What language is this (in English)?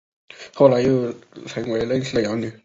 Chinese